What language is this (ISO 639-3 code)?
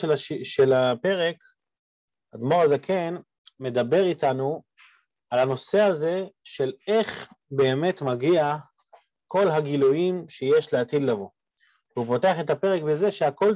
heb